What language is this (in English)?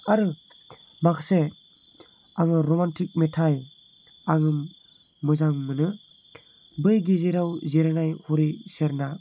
Bodo